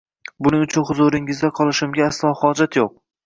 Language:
Uzbek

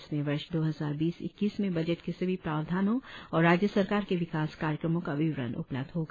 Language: Hindi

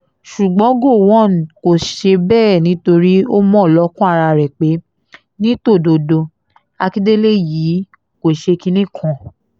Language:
Yoruba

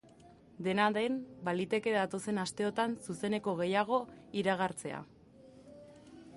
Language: Basque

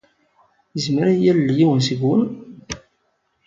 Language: Kabyle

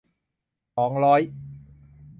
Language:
Thai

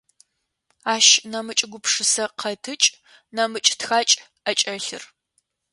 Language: Adyghe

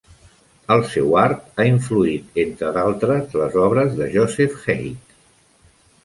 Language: Catalan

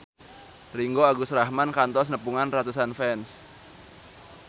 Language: Sundanese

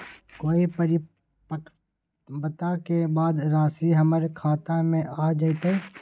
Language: Magahi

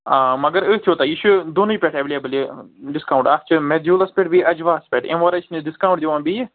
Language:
Kashmiri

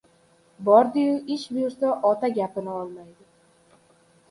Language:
Uzbek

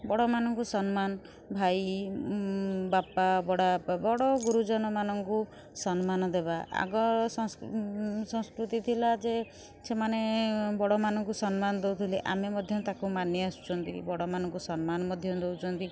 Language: Odia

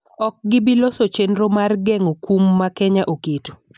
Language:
Luo (Kenya and Tanzania)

